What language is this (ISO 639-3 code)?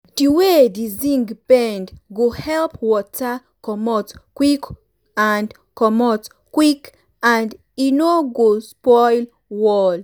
pcm